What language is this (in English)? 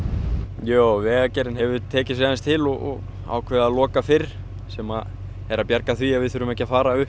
Icelandic